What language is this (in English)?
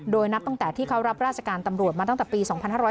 Thai